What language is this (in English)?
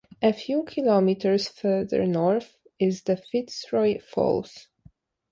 English